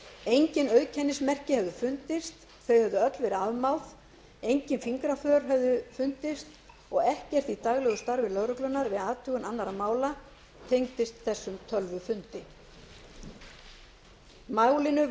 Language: Icelandic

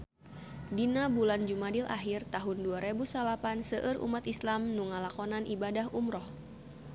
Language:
Sundanese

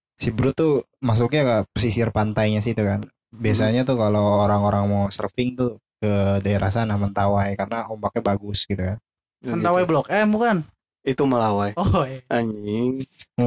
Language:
Indonesian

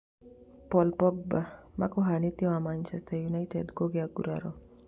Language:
Kikuyu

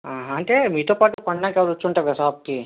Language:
Telugu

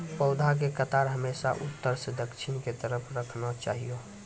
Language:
Maithili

